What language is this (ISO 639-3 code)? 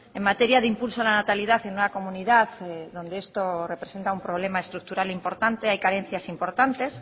spa